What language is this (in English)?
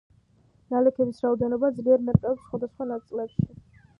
Georgian